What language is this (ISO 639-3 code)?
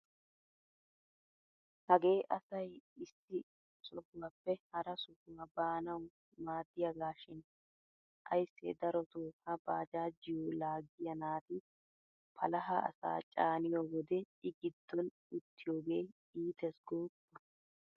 wal